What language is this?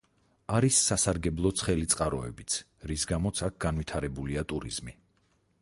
Georgian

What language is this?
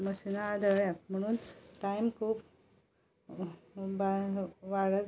Konkani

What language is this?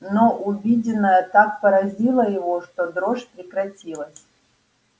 Russian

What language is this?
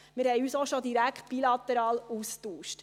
Swiss German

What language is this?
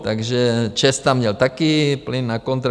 Czech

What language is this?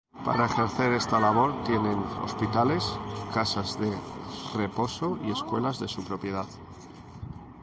Spanish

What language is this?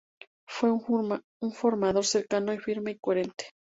Spanish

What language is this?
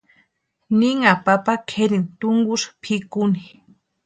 Western Highland Purepecha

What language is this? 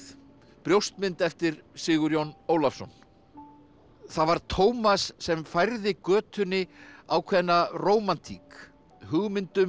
Icelandic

